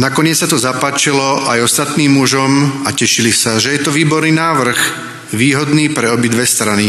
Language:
Slovak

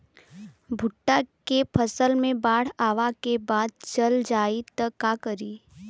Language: Bhojpuri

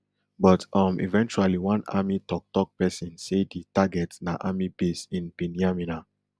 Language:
Nigerian Pidgin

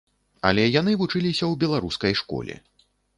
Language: Belarusian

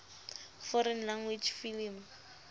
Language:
Southern Sotho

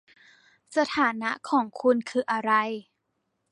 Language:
Thai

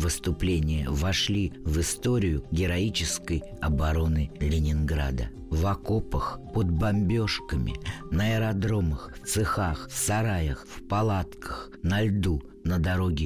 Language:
Russian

